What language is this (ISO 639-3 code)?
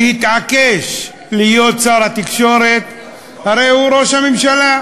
heb